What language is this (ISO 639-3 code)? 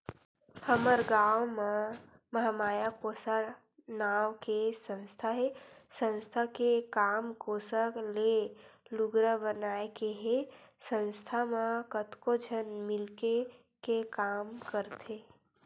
hne